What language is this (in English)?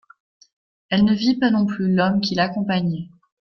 French